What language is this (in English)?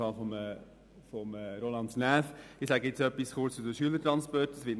Swiss German